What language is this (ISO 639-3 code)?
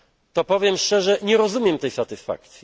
pol